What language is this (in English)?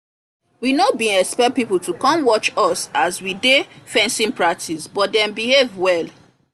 Nigerian Pidgin